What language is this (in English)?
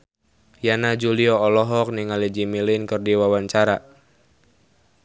Sundanese